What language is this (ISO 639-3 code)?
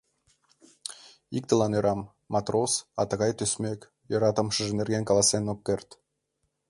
chm